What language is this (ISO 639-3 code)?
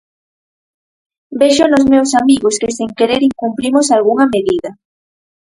glg